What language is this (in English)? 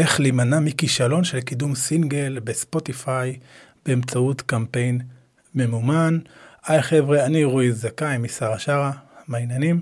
Hebrew